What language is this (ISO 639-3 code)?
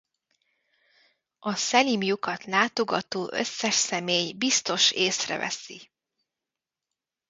hun